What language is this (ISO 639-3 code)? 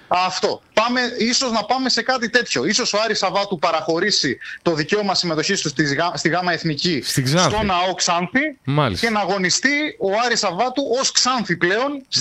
ell